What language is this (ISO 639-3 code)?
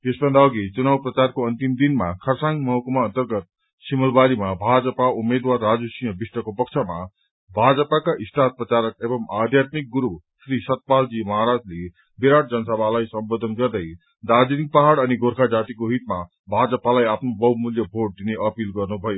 nep